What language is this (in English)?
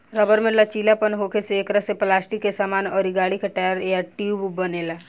Bhojpuri